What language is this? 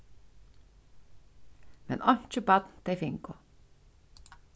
Faroese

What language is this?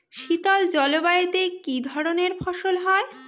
Bangla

